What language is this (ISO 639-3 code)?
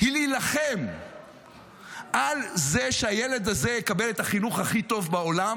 heb